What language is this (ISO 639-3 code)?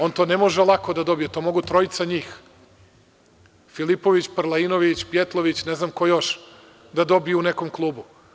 srp